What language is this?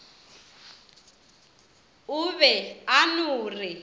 Northern Sotho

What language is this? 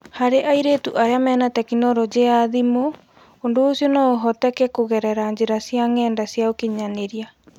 Kikuyu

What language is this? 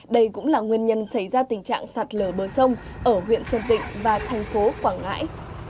Vietnamese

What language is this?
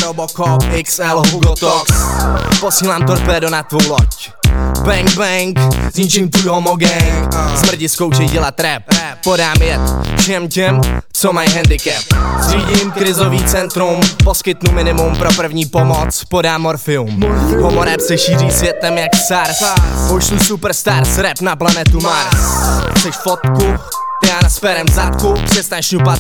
Czech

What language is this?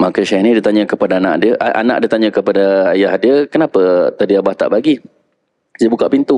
Malay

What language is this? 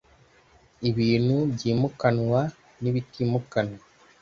Kinyarwanda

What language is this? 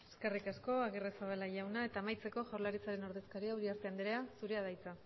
Basque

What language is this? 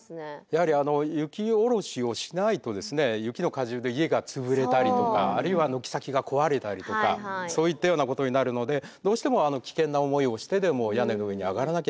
Japanese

